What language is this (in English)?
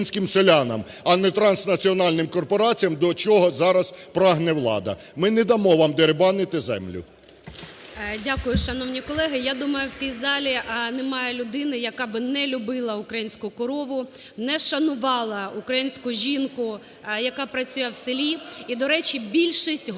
Ukrainian